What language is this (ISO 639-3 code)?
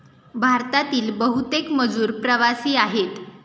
mar